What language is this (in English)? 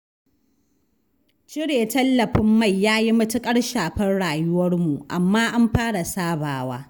Hausa